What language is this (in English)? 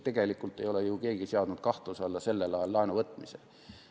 Estonian